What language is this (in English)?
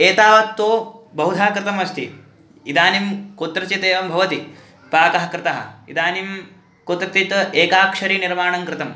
Sanskrit